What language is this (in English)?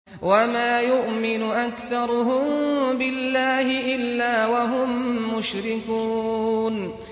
Arabic